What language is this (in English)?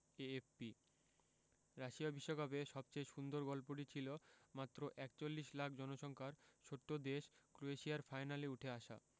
Bangla